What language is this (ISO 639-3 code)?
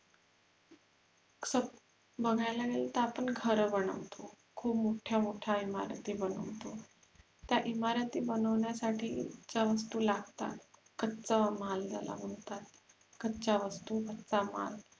mar